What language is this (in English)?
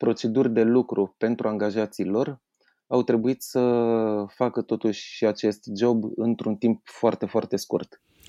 Romanian